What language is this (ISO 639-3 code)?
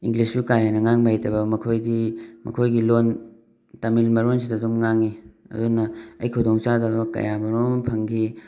mni